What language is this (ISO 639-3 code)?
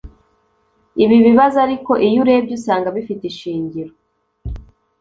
kin